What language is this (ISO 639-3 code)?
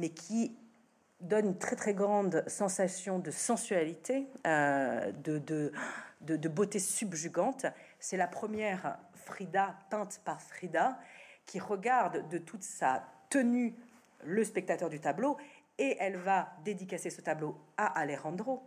fra